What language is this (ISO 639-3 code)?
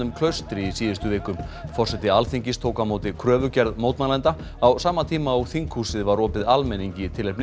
isl